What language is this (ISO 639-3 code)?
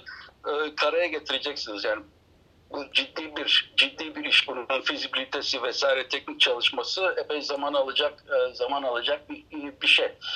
tur